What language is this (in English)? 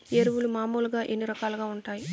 Telugu